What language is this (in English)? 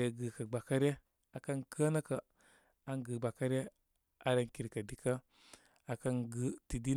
Koma